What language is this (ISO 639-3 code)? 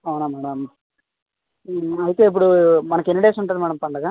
tel